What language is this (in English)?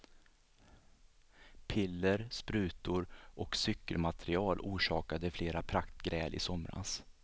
Swedish